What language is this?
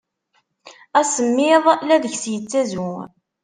Kabyle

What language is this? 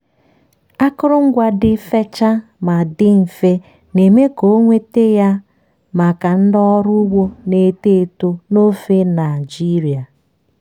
Igbo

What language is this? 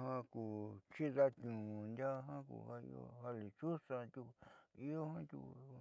Southeastern Nochixtlán Mixtec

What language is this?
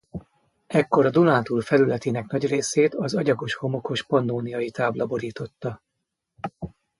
Hungarian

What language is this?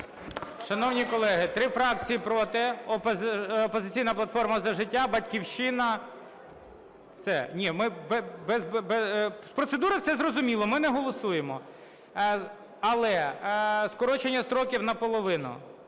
Ukrainian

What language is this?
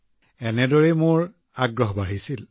Assamese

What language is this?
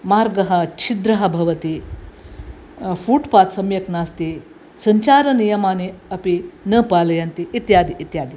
Sanskrit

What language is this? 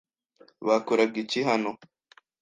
Kinyarwanda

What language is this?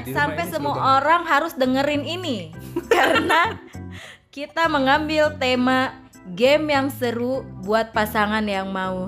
Indonesian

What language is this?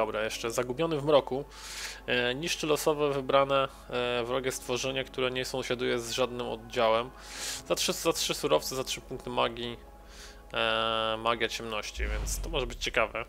Polish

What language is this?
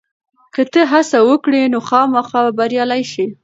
Pashto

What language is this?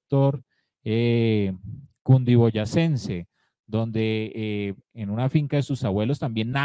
Spanish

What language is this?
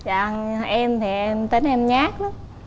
Vietnamese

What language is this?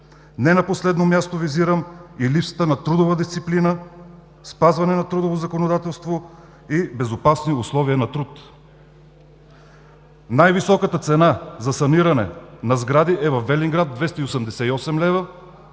Bulgarian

